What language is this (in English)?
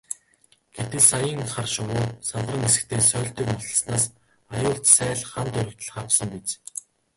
Mongolian